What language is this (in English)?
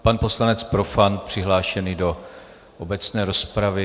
Czech